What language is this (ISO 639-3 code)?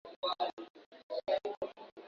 swa